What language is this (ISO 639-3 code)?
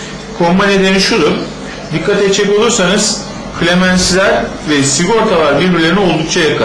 tur